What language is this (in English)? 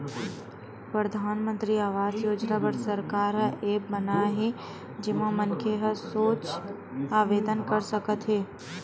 Chhattisgarhi